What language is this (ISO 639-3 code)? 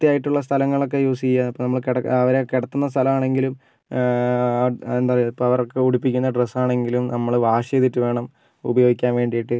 mal